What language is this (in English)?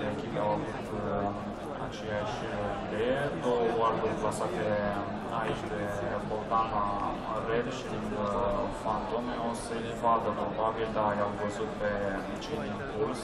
Romanian